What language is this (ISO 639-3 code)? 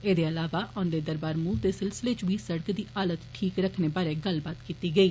doi